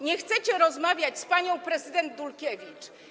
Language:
Polish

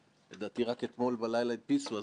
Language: Hebrew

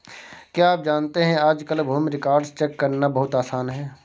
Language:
Hindi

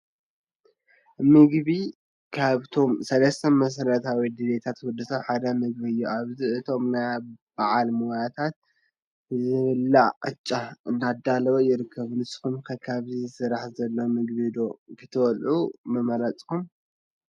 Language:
Tigrinya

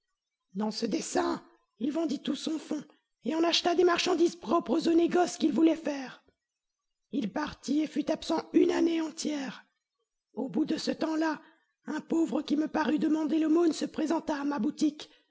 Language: French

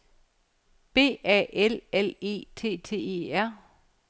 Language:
Danish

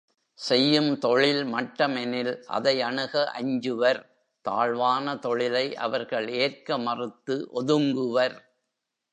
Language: Tamil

